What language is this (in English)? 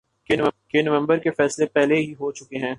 Urdu